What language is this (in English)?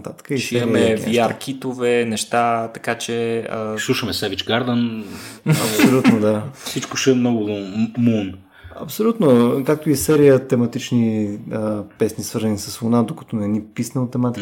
Bulgarian